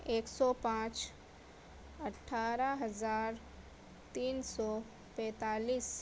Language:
Urdu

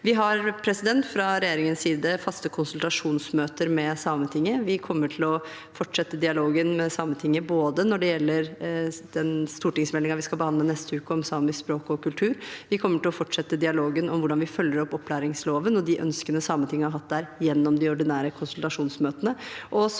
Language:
Norwegian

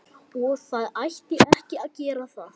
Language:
Icelandic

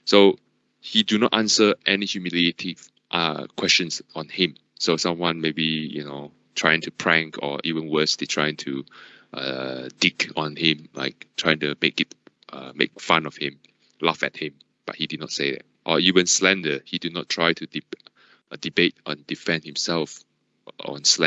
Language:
English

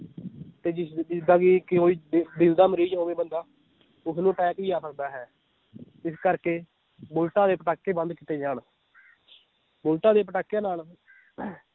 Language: Punjabi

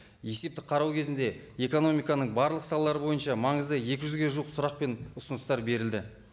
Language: Kazakh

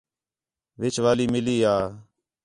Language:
Khetrani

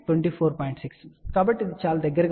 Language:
Telugu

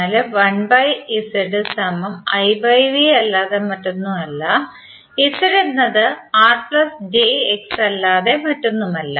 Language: Malayalam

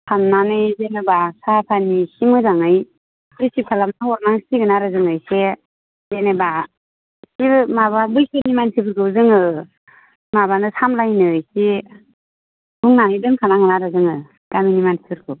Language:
Bodo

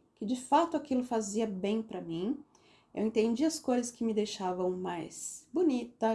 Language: Portuguese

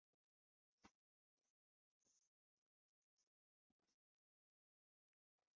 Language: Chinese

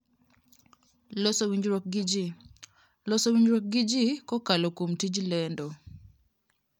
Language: Luo (Kenya and Tanzania)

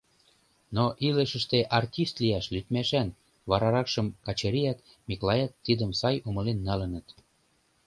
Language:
Mari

